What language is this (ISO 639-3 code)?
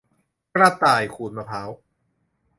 tha